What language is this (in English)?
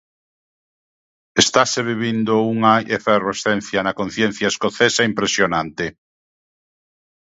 Galician